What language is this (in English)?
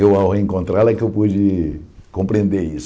Portuguese